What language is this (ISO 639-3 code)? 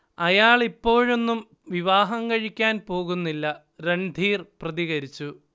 mal